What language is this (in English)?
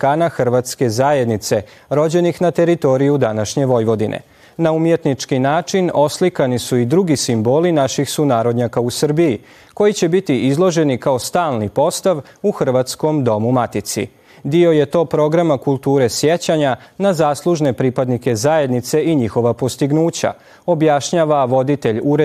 Croatian